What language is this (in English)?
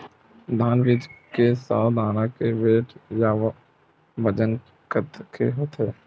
Chhattisgarhi